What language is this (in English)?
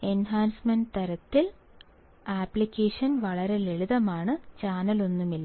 Malayalam